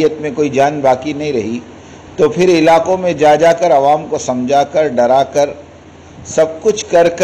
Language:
Dutch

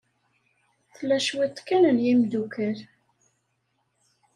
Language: Kabyle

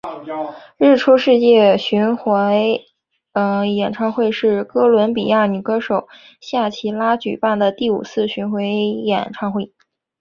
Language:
Chinese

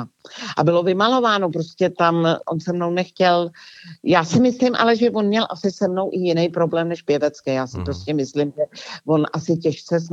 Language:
Czech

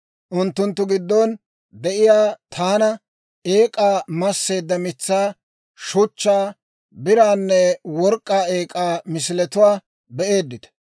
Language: Dawro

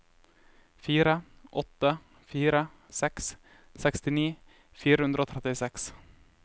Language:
Norwegian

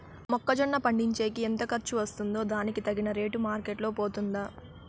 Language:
Telugu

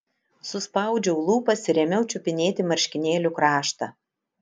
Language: Lithuanian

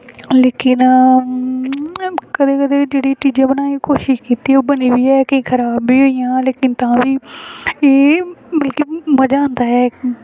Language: Dogri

